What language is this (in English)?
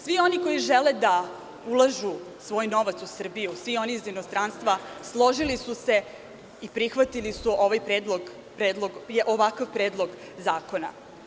Serbian